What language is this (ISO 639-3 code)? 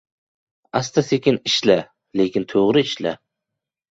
uzb